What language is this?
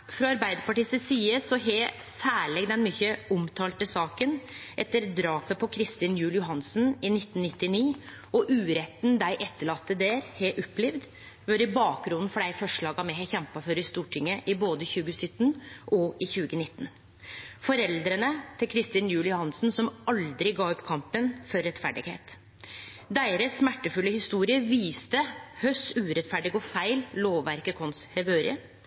Norwegian Nynorsk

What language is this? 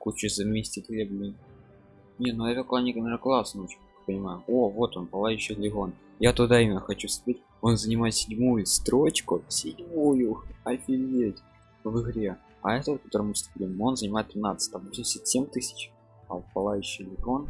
Russian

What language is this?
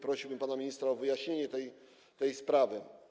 Polish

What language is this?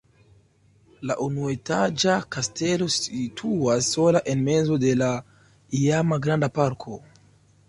Esperanto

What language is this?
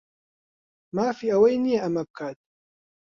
Central Kurdish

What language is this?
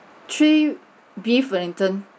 English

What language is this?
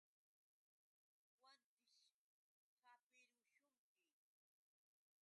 Yauyos Quechua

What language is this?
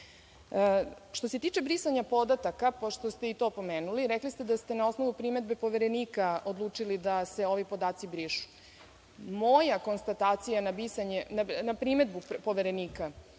Serbian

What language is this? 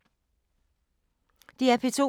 Danish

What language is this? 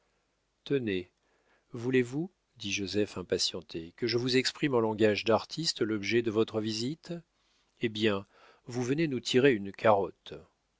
French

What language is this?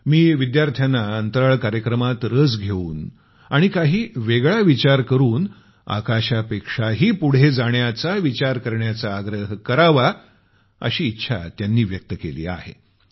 Marathi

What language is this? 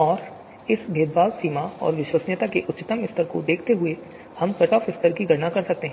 Hindi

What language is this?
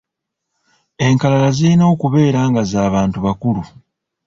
Ganda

